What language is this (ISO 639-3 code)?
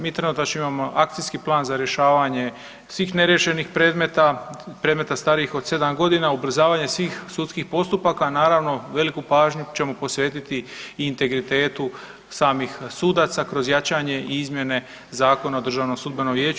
hrv